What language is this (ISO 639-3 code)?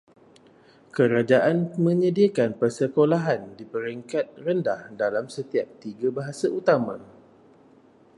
msa